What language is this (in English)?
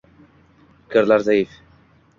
Uzbek